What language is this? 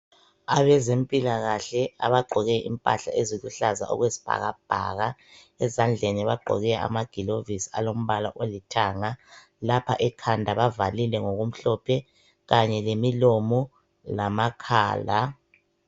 North Ndebele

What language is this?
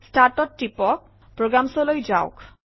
Assamese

